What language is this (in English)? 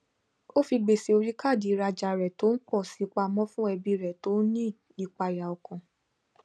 Yoruba